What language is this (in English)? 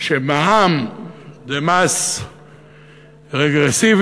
Hebrew